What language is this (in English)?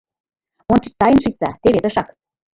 Mari